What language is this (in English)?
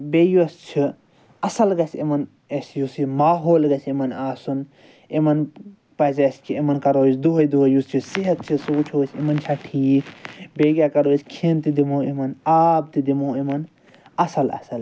Kashmiri